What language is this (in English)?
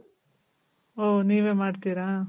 Kannada